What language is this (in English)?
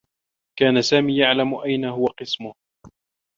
Arabic